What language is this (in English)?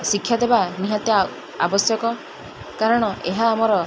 Odia